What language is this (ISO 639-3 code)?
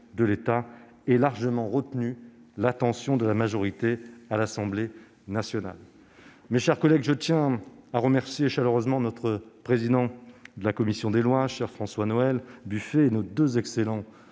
fra